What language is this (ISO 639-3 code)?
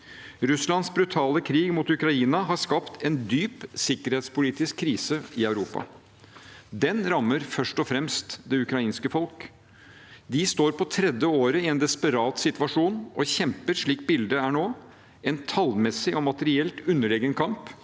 nor